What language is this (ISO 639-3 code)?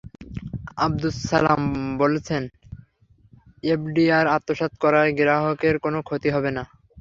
ben